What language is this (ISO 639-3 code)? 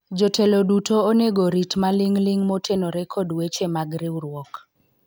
luo